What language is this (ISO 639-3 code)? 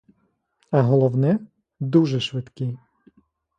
ukr